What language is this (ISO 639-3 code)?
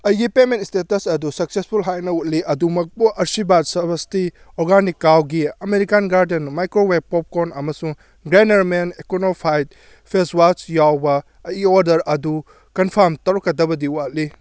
mni